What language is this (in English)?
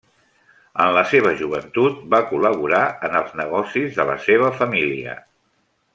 Catalan